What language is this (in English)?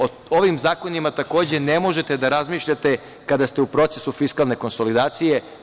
Serbian